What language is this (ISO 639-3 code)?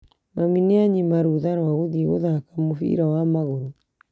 kik